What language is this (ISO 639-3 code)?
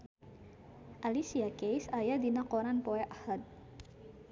sun